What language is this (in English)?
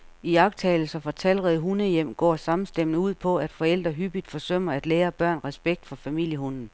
Danish